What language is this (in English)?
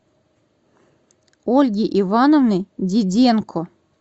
Russian